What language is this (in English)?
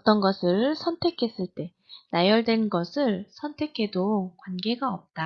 Korean